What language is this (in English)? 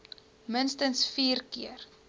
Afrikaans